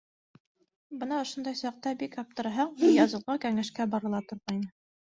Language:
Bashkir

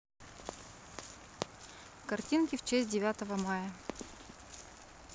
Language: Russian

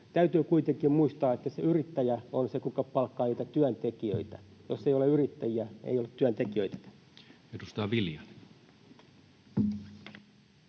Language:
Finnish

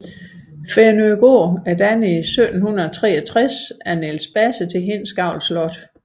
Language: Danish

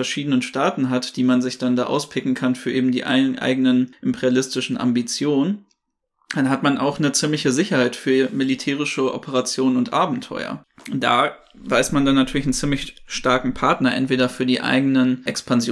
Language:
German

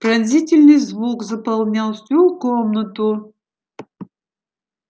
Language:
Russian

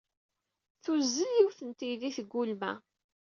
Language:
Kabyle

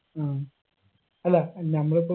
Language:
Malayalam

